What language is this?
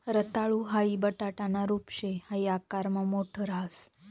Marathi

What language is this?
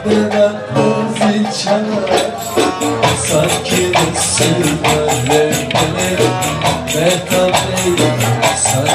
Arabic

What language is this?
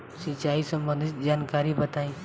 Bhojpuri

